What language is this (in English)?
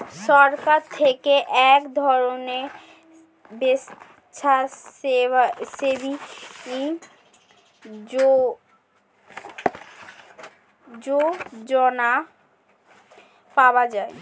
Bangla